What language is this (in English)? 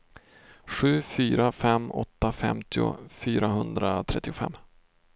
Swedish